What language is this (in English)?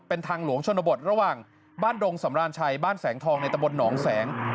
Thai